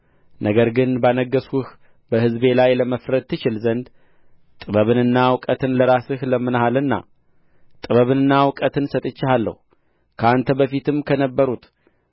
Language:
Amharic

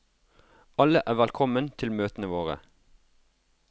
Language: Norwegian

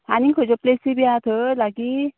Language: Konkani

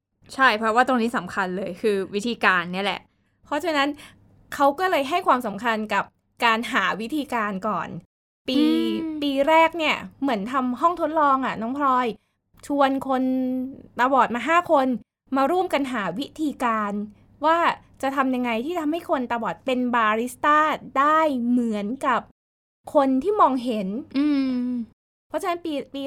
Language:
Thai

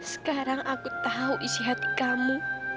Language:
Indonesian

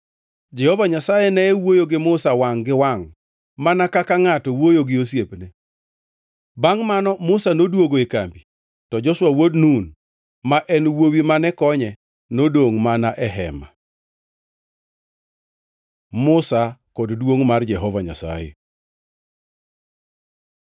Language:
Luo (Kenya and Tanzania)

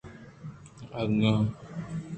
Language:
Eastern Balochi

